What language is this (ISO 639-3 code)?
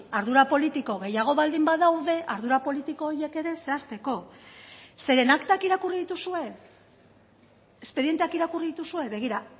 eus